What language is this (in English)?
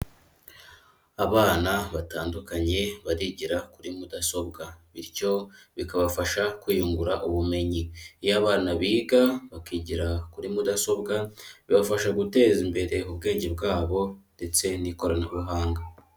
Kinyarwanda